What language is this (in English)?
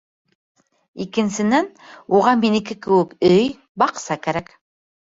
Bashkir